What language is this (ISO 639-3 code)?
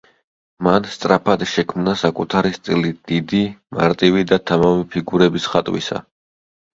kat